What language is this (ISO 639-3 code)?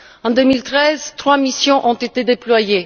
fra